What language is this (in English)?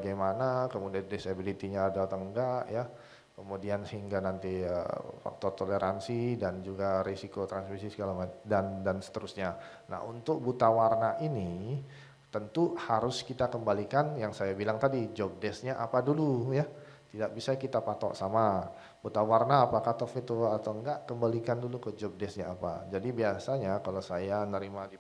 Indonesian